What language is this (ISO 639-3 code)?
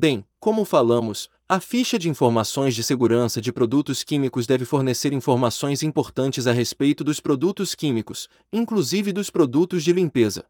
por